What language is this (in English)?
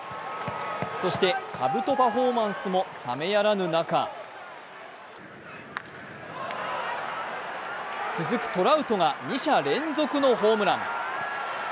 Japanese